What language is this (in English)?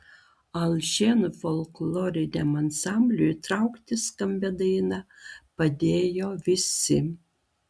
Lithuanian